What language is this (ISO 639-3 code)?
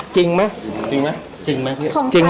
tha